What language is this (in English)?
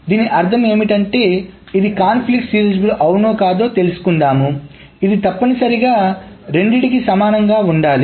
Telugu